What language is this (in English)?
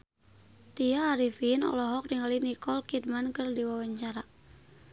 Sundanese